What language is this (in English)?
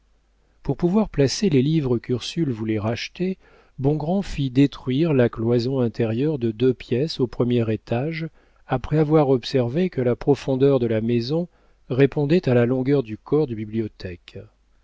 French